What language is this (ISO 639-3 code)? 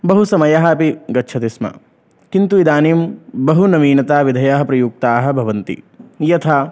san